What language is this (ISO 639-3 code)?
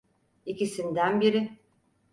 tur